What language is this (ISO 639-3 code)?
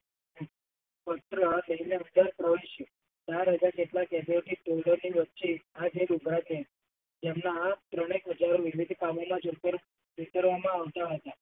guj